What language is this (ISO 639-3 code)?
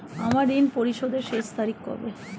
ben